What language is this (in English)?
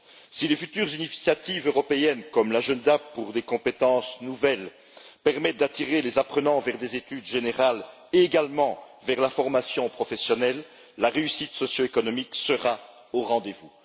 French